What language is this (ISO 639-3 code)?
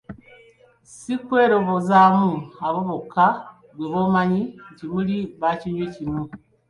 lug